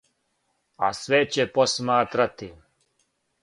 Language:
Serbian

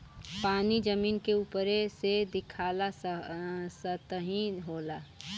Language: Bhojpuri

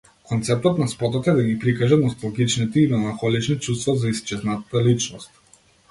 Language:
Macedonian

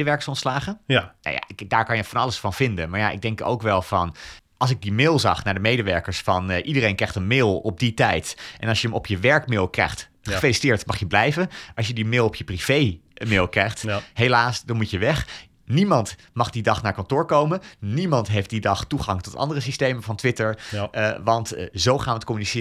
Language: Dutch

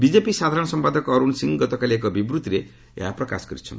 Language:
Odia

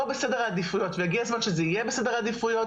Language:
Hebrew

